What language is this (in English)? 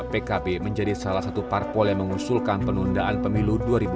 Indonesian